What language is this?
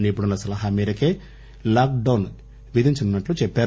Telugu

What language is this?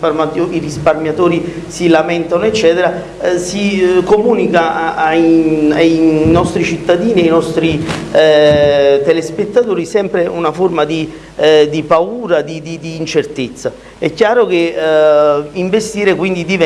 Italian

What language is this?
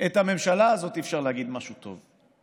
Hebrew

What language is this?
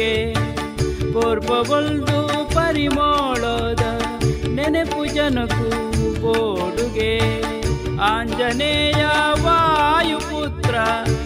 Kannada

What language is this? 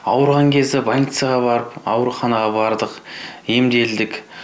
Kazakh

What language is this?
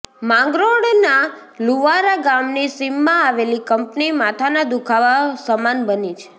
Gujarati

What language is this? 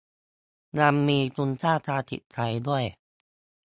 Thai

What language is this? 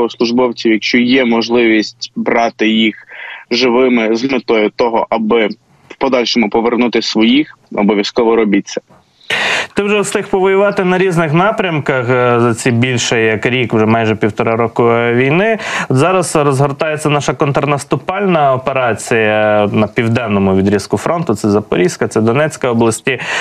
Ukrainian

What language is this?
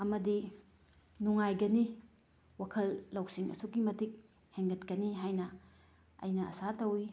Manipuri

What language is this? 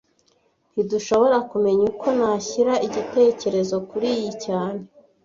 Kinyarwanda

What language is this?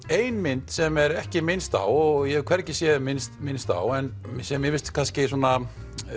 Icelandic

